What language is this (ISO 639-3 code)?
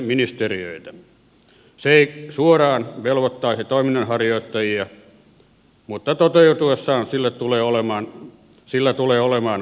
fin